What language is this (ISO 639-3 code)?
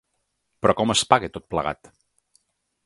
cat